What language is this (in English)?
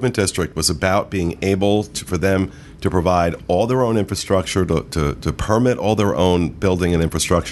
English